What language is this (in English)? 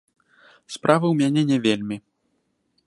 Belarusian